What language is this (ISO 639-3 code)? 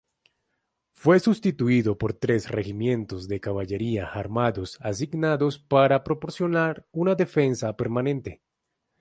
spa